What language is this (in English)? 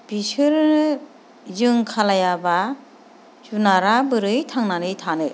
Bodo